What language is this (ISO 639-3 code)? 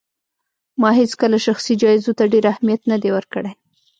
pus